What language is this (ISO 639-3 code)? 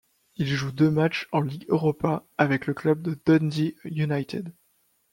fra